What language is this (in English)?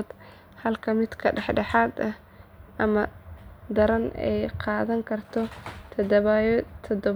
Somali